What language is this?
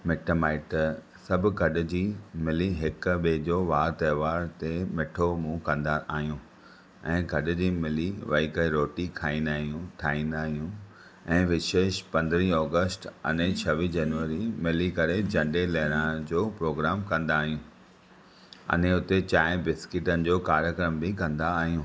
Sindhi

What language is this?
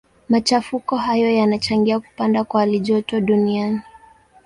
Swahili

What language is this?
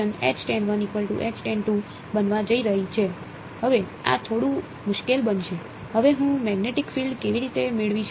Gujarati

